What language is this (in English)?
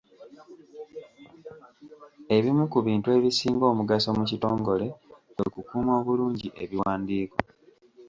Ganda